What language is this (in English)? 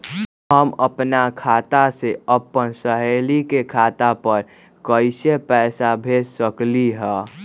Magahi